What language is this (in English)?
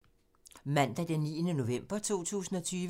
Danish